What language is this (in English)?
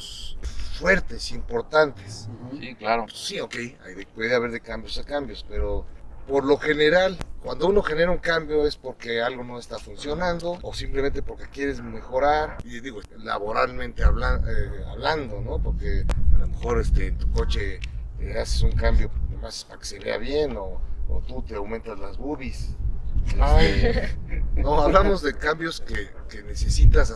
Spanish